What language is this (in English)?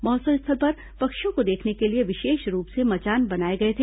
Hindi